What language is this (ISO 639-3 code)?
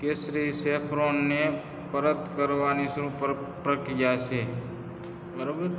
guj